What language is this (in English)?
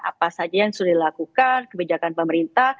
Indonesian